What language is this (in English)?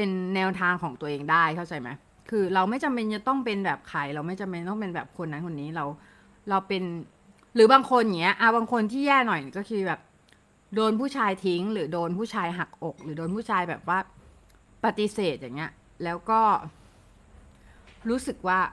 Thai